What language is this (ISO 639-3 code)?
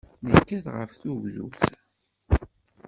kab